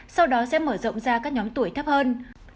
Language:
Vietnamese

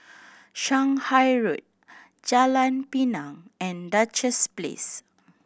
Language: English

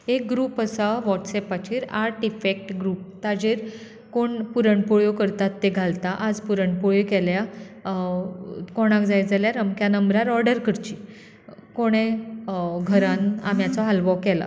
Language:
Konkani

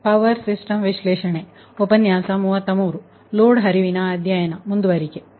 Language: Kannada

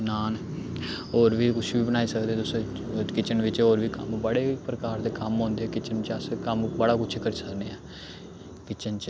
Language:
Dogri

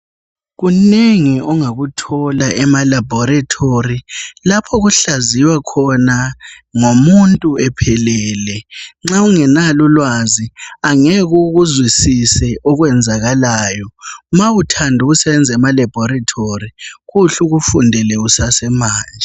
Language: North Ndebele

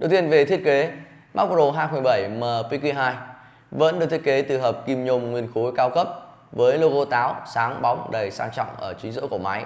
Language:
Vietnamese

